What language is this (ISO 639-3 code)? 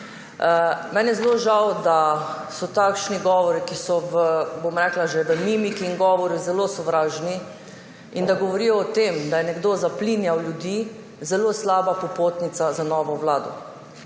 slv